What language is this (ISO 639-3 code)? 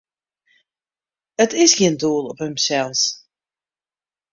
fry